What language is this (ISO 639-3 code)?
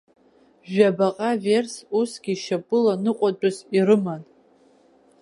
abk